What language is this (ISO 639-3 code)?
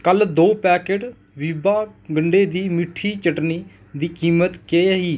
doi